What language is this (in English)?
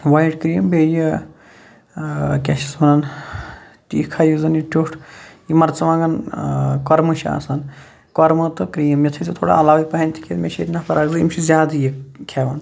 Kashmiri